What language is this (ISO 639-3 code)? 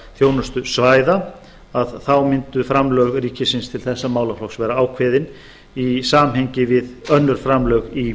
isl